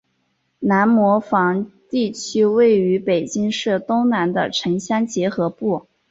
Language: Chinese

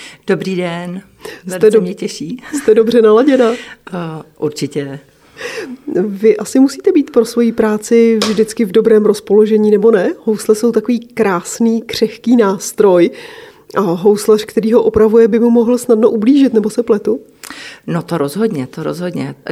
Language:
Czech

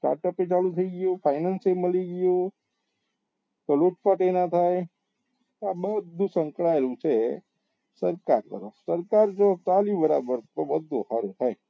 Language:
Gujarati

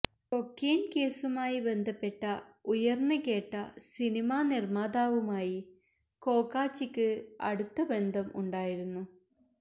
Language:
Malayalam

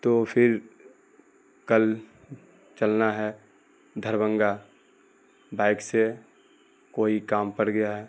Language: Urdu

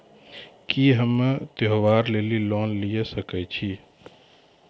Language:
Maithili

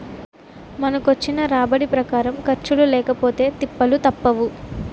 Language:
Telugu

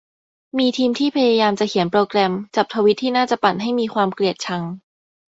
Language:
Thai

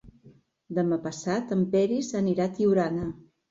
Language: Catalan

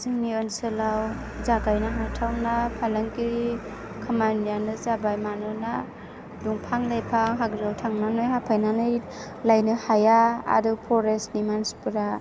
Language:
Bodo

